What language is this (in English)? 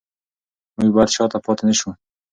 Pashto